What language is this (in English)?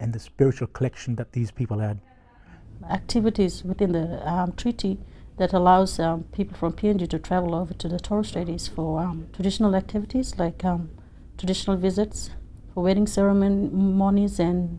English